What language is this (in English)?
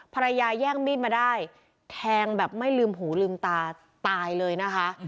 Thai